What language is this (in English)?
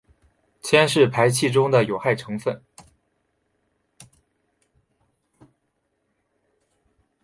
Chinese